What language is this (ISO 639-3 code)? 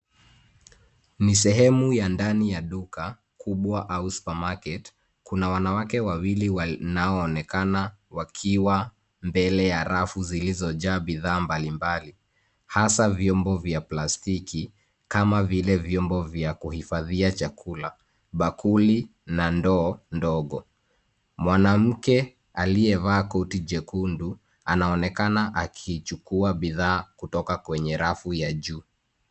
swa